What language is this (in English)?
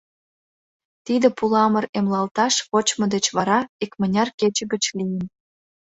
Mari